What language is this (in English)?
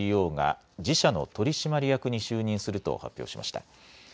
Japanese